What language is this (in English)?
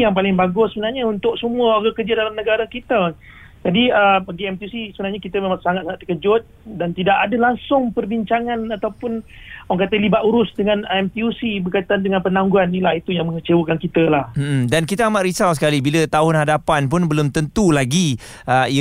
Malay